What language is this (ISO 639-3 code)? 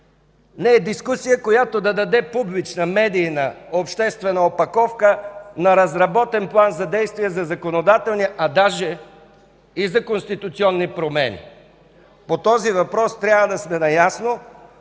bul